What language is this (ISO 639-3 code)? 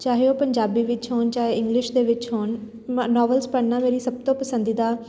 pan